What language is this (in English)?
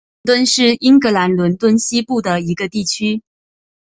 Chinese